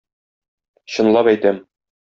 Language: Tatar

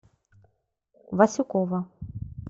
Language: Russian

